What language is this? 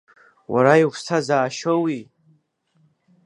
Abkhazian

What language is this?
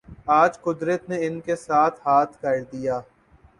Urdu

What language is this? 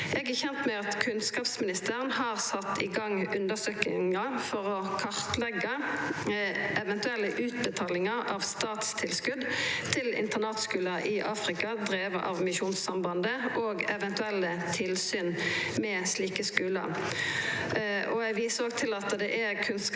Norwegian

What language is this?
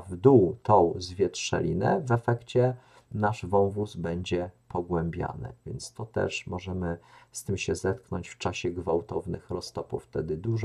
Polish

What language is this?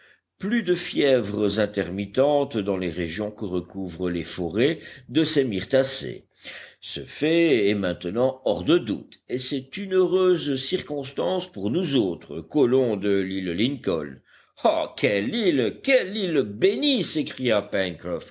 French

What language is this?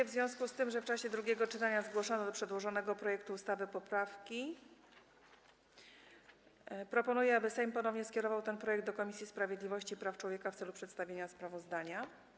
Polish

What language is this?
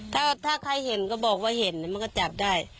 Thai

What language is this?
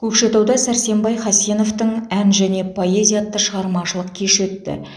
Kazakh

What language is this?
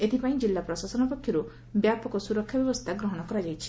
Odia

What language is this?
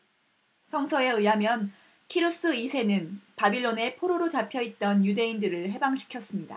Korean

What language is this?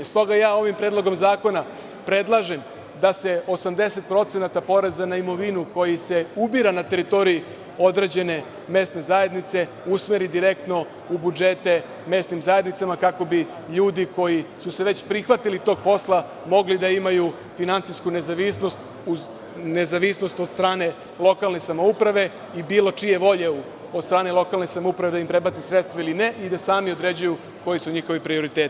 Serbian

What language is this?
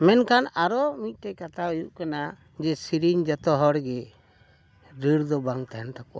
Santali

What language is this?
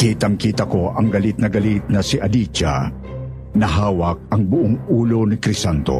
Filipino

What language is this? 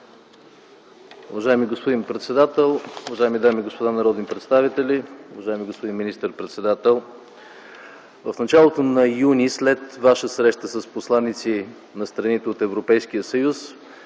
Bulgarian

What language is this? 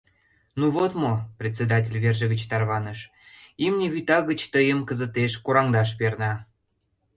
Mari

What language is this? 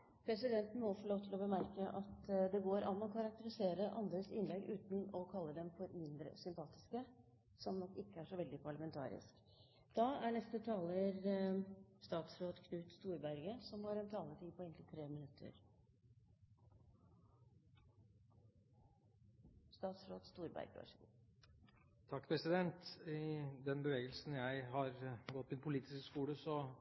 Norwegian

